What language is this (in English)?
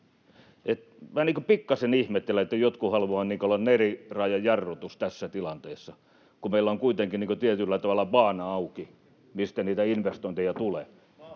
Finnish